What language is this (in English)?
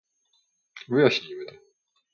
Polish